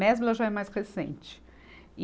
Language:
Portuguese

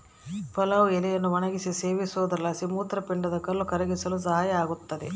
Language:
Kannada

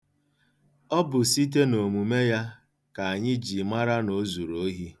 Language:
Igbo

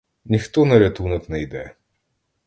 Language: Ukrainian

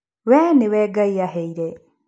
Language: Kikuyu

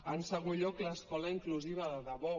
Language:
Catalan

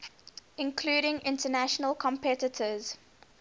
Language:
English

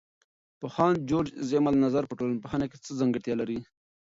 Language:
Pashto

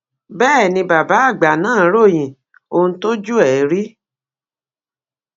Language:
Yoruba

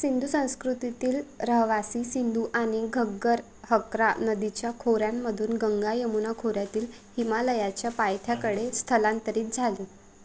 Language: Marathi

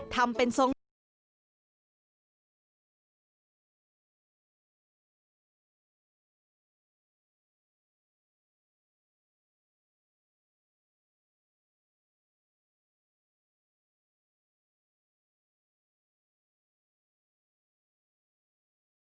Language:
Thai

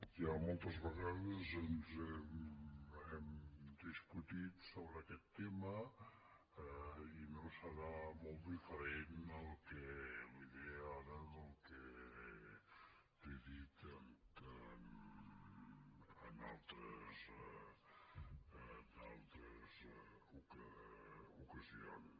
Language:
Catalan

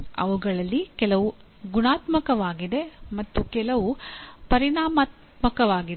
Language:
Kannada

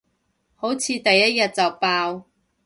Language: Cantonese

